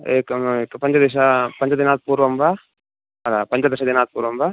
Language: Sanskrit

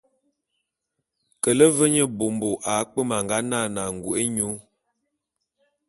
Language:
Bulu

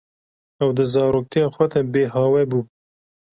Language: Kurdish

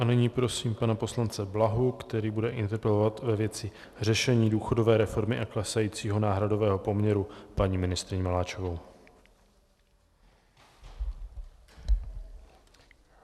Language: Czech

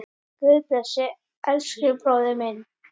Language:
Icelandic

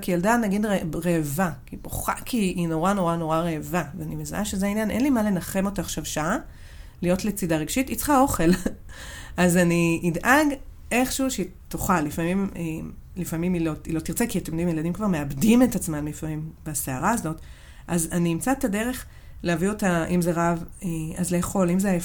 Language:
Hebrew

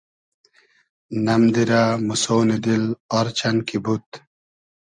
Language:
Hazaragi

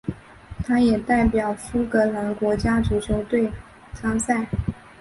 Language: Chinese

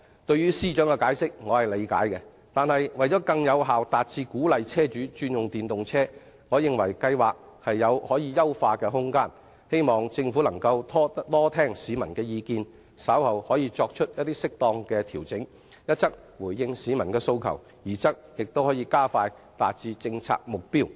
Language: Cantonese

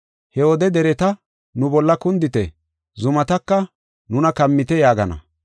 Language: Gofa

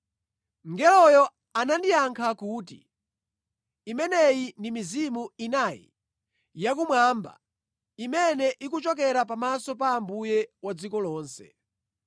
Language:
Nyanja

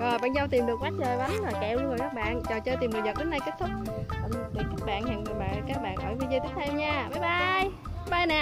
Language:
Vietnamese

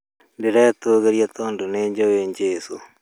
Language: Kikuyu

